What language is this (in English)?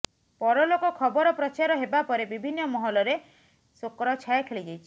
Odia